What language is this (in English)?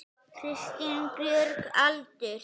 Icelandic